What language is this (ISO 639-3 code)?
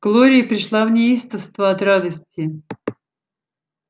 rus